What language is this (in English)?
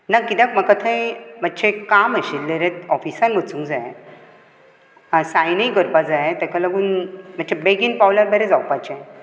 Konkani